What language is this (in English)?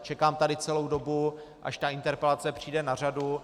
Czech